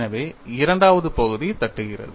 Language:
Tamil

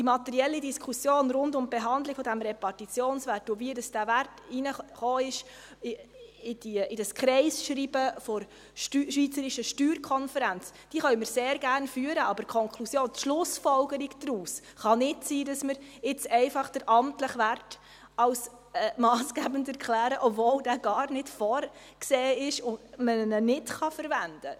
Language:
Swiss German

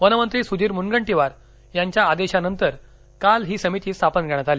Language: Marathi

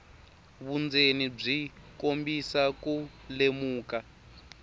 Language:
Tsonga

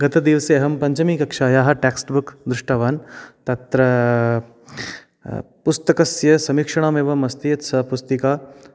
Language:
Sanskrit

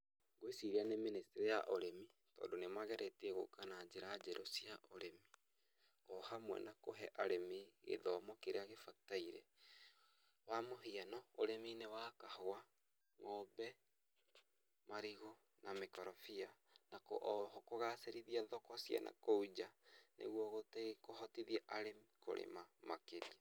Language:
Kikuyu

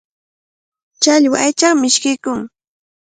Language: Cajatambo North Lima Quechua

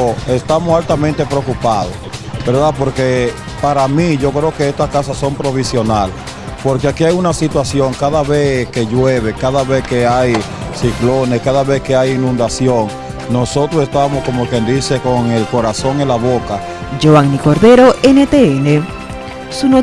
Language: Spanish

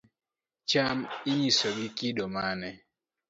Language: Luo (Kenya and Tanzania)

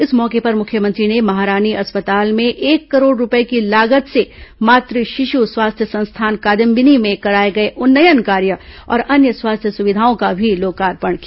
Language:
Hindi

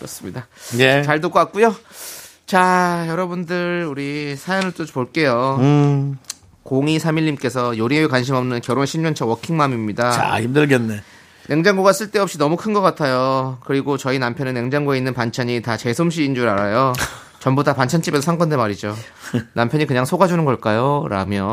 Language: Korean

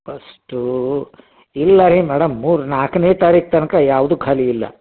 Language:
Kannada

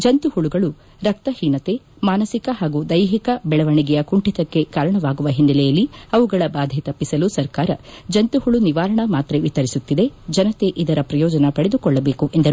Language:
Kannada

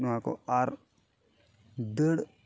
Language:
Santali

